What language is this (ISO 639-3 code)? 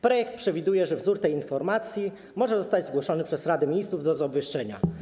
pol